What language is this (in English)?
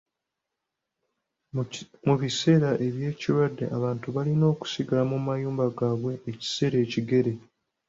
Ganda